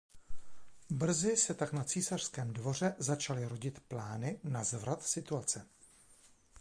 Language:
Czech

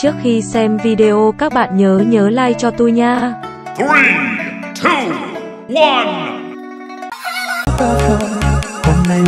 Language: Vietnamese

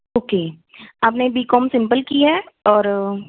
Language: Punjabi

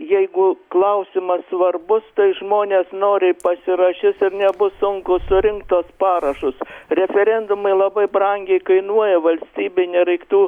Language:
Lithuanian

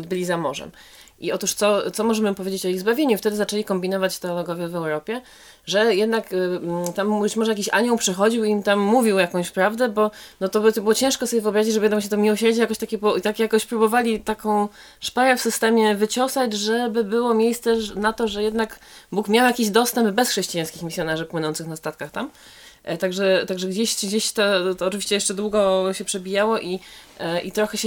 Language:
Polish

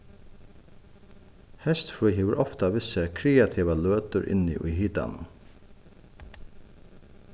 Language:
Faroese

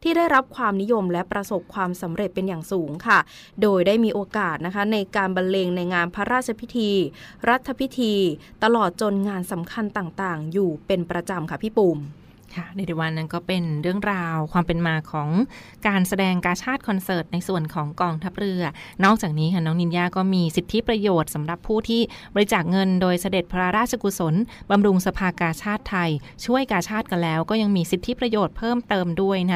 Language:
Thai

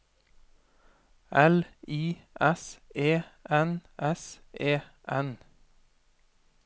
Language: Norwegian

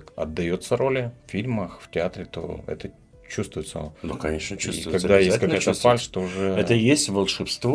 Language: Russian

